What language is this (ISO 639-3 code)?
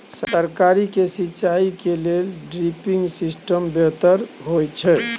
mai